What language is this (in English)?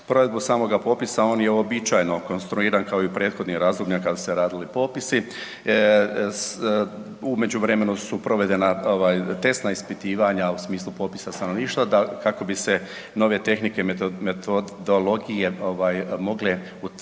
Croatian